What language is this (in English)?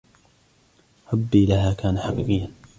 Arabic